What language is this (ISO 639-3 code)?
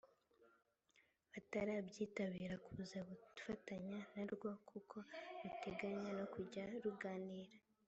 kin